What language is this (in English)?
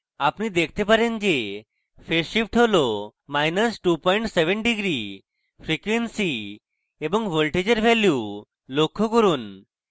Bangla